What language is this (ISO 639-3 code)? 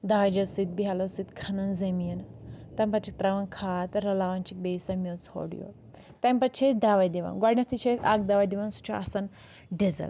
kas